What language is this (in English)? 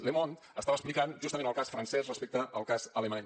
Catalan